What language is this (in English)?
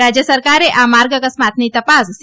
Gujarati